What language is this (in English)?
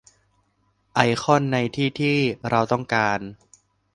Thai